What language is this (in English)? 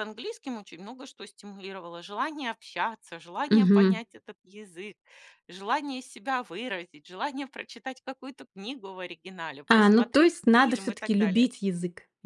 Russian